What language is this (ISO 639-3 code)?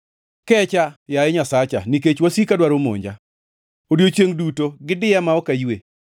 luo